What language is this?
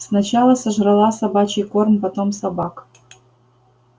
Russian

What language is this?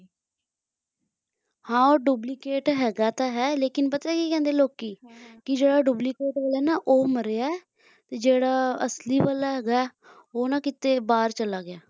Punjabi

